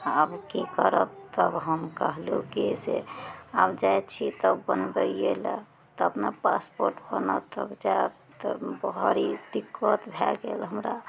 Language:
Maithili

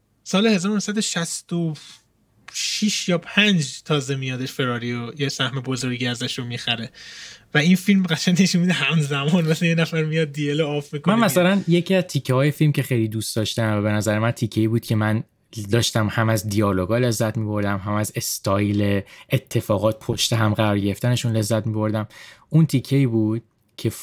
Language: Persian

